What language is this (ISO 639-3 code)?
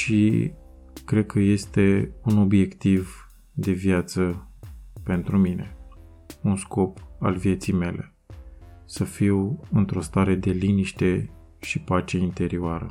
ron